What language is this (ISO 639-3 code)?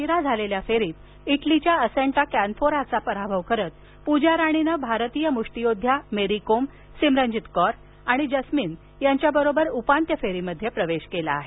mar